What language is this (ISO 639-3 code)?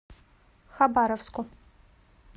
rus